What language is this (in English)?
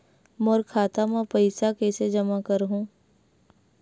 Chhattisgarhi